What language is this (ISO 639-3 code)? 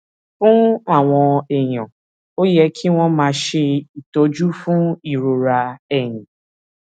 yor